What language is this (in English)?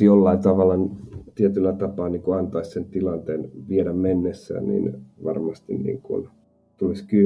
Finnish